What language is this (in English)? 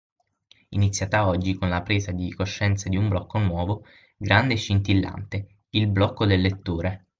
Italian